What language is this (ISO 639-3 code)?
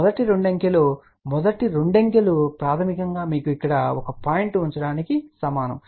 tel